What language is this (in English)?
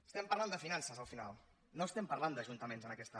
Catalan